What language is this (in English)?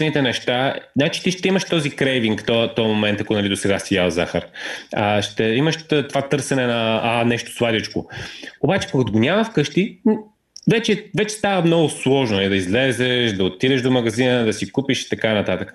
Bulgarian